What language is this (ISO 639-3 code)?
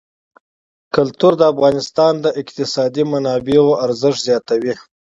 pus